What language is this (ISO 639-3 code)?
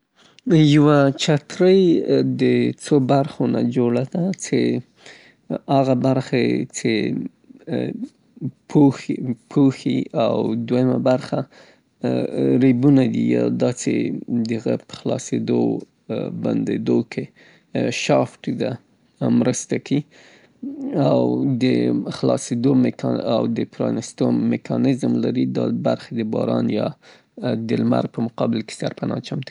pbt